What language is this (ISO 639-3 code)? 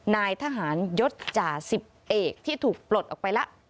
tha